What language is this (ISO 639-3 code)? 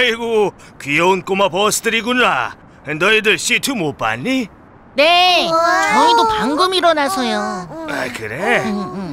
kor